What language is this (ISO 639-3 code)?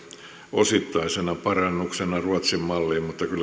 fin